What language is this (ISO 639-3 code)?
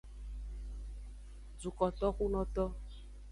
ajg